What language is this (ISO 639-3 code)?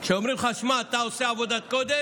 heb